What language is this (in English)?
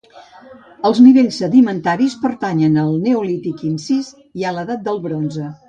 Catalan